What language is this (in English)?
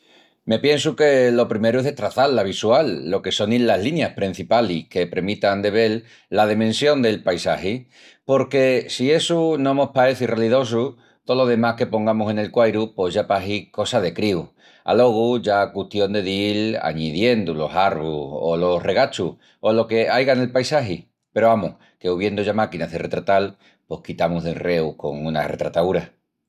Extremaduran